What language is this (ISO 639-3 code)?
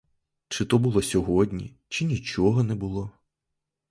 ukr